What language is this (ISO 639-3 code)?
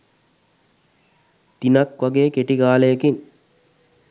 sin